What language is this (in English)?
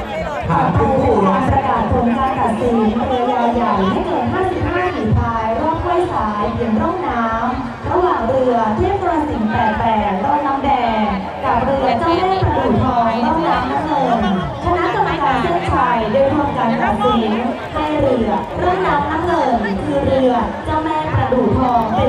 Thai